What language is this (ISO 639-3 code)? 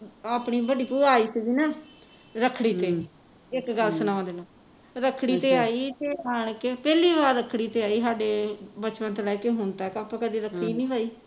pan